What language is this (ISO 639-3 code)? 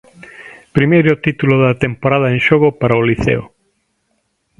glg